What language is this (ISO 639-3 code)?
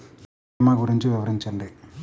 tel